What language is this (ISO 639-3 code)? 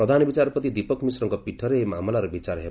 ori